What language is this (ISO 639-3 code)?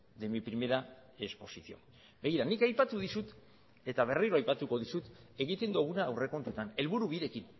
eus